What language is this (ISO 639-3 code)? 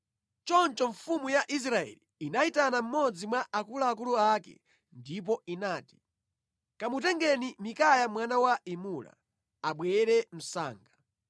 nya